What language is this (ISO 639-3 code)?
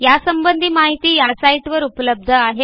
mar